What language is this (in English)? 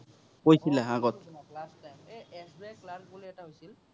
Assamese